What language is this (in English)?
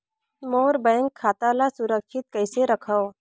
Chhattisgarhi